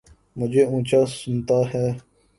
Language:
Urdu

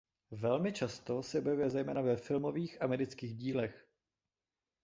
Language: Czech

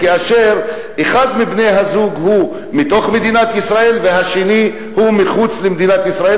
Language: Hebrew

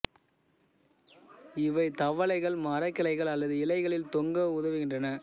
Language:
Tamil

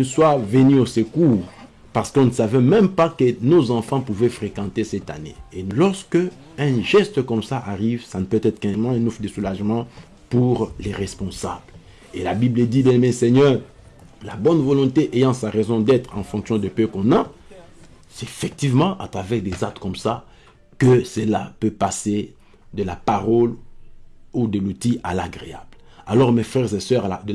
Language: French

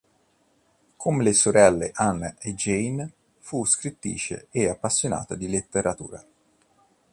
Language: Italian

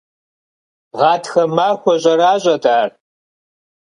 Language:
Kabardian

